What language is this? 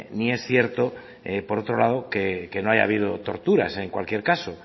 Spanish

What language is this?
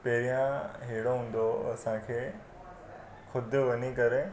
Sindhi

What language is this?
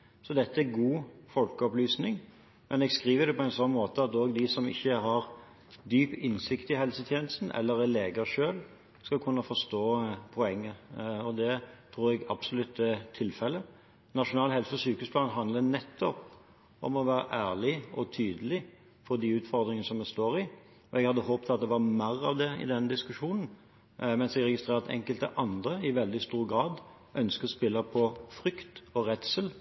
Norwegian Bokmål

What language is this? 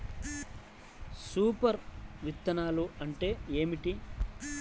Telugu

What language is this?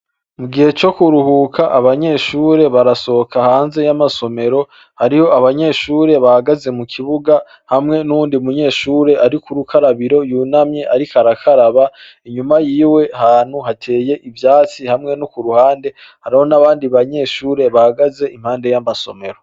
Rundi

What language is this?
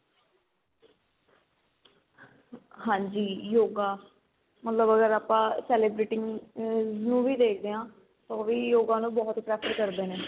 Punjabi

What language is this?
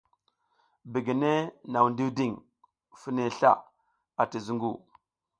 South Giziga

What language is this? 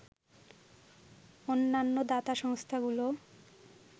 Bangla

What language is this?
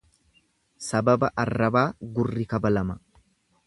Oromo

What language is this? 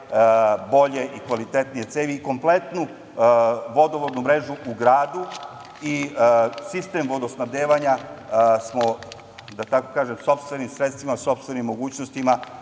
Serbian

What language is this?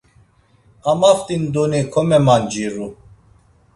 Laz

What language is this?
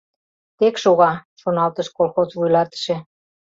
Mari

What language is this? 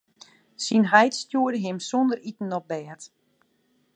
Western Frisian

